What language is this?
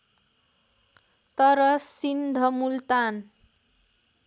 Nepali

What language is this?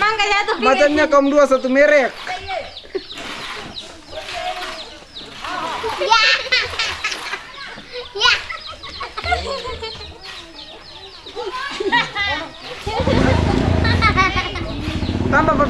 Indonesian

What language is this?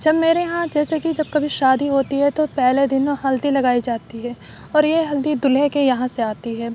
Urdu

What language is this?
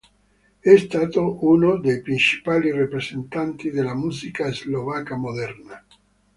Italian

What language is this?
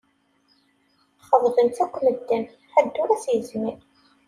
Kabyle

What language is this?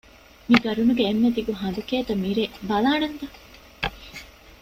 Divehi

